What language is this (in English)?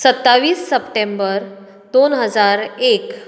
Konkani